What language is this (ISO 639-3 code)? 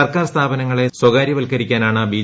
mal